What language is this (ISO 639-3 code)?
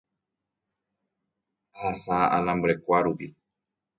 grn